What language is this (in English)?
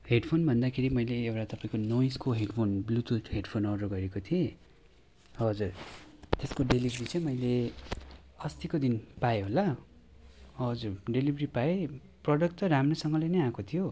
Nepali